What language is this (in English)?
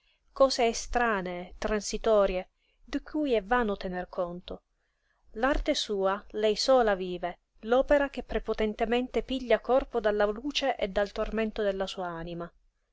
Italian